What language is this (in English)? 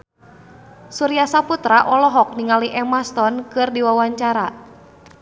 Sundanese